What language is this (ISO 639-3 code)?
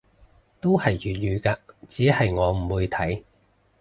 yue